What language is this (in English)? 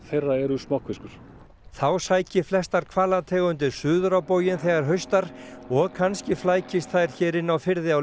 Icelandic